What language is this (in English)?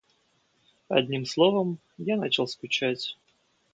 Russian